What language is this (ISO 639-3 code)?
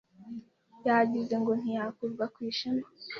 kin